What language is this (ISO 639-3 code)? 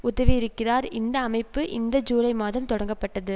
tam